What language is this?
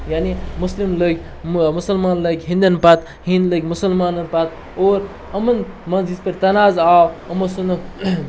Kashmiri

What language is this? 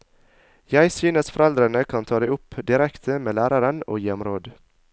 Norwegian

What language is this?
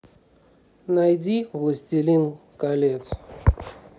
Russian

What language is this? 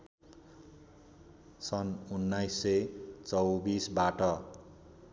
Nepali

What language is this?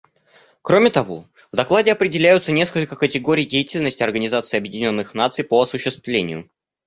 Russian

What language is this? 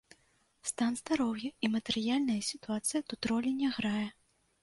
Belarusian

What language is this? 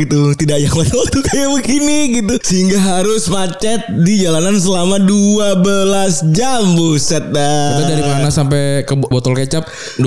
Indonesian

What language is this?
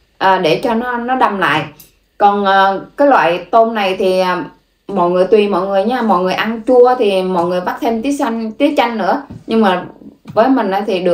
Vietnamese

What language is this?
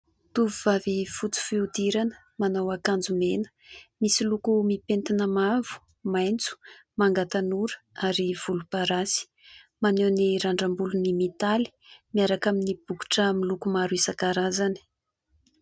Malagasy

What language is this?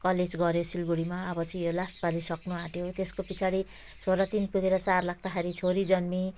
Nepali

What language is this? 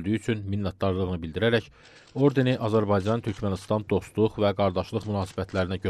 Turkish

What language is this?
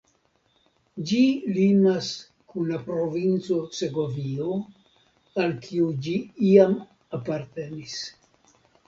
Esperanto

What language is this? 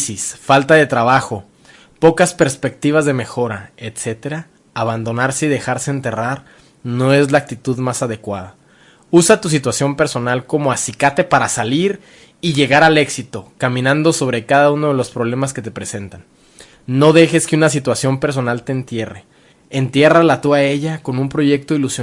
Spanish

